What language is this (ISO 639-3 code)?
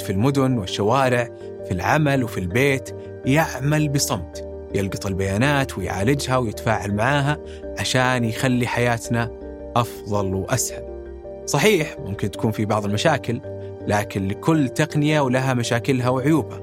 ara